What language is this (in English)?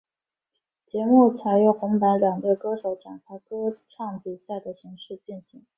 Chinese